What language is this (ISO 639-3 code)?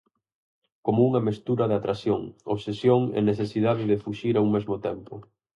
glg